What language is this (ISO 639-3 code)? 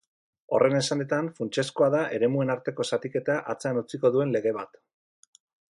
eus